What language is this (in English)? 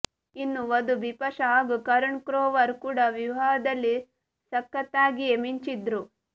Kannada